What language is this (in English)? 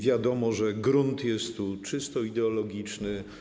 Polish